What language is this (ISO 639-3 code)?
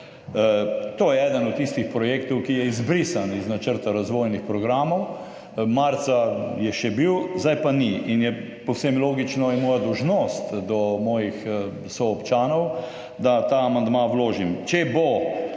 slv